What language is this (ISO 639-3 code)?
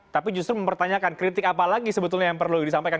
ind